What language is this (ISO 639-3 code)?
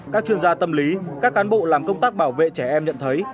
vie